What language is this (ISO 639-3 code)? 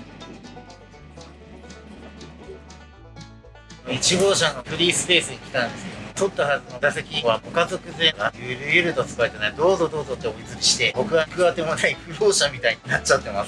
jpn